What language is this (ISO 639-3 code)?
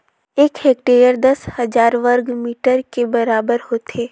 hne